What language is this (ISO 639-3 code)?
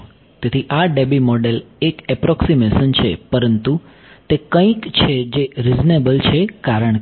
guj